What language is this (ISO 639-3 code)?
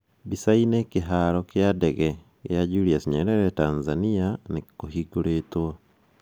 kik